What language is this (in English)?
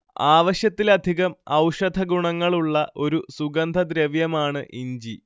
Malayalam